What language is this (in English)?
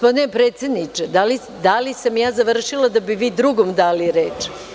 Serbian